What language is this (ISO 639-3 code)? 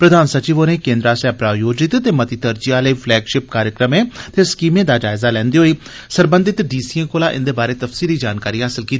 doi